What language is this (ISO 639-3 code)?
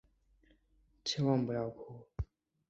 zho